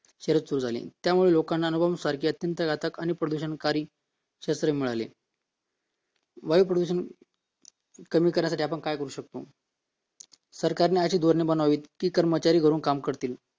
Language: Marathi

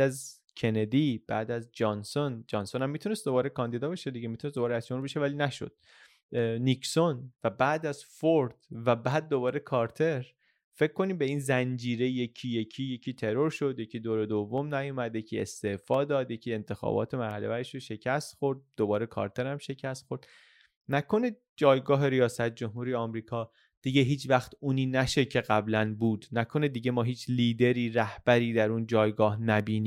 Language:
Persian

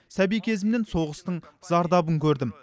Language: Kazakh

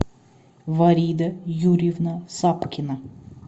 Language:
Russian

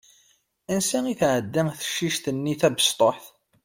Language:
Kabyle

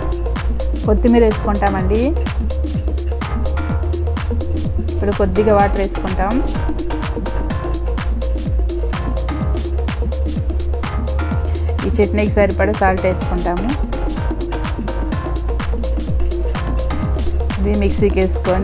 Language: Indonesian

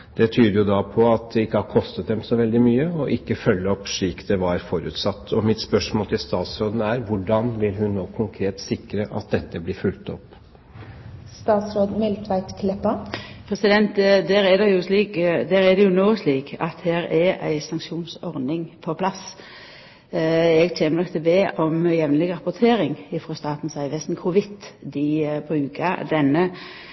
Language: Norwegian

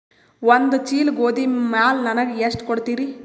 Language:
Kannada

